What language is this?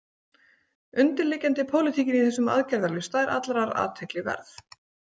Icelandic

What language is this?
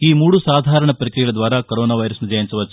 Telugu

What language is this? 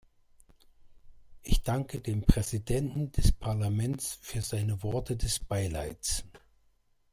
German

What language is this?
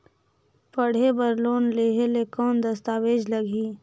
Chhattisgarhi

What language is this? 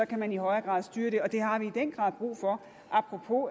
Danish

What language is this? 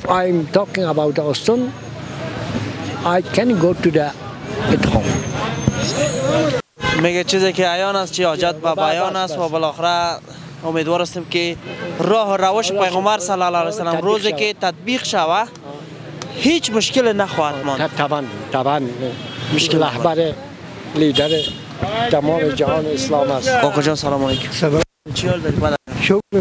Persian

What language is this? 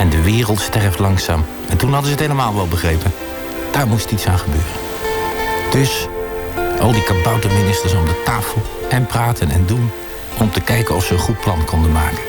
Dutch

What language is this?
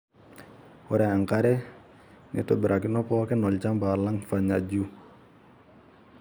Masai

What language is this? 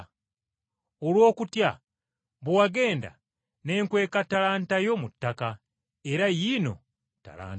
Ganda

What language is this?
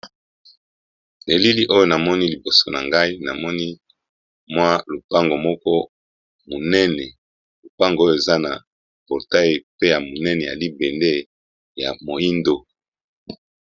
Lingala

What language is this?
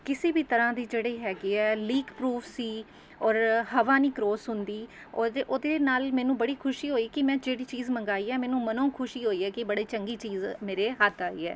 Punjabi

